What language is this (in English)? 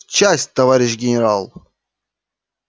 Russian